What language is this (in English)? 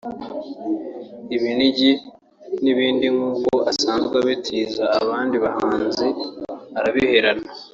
Kinyarwanda